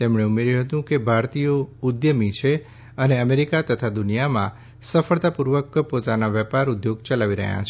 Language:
Gujarati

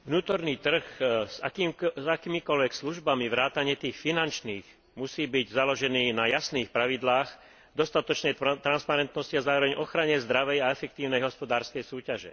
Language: Slovak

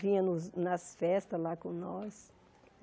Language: Portuguese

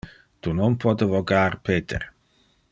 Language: Interlingua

